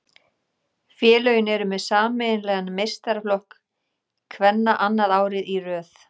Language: Icelandic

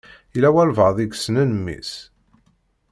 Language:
Kabyle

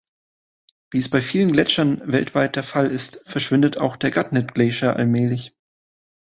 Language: German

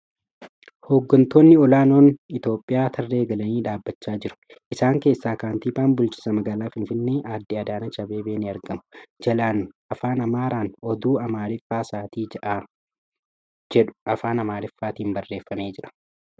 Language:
Oromo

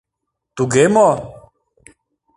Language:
Mari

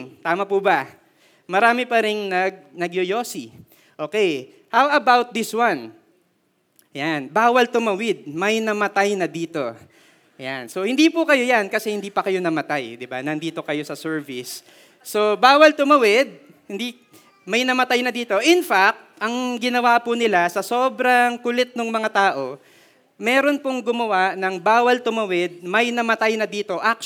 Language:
Filipino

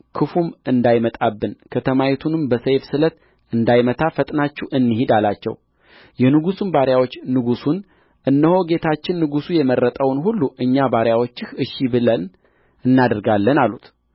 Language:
Amharic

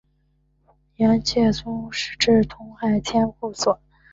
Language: Chinese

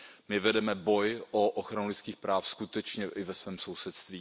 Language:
Czech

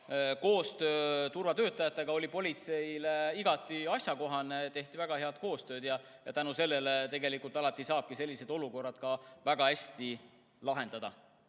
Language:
Estonian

